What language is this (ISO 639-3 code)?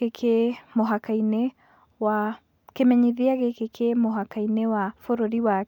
kik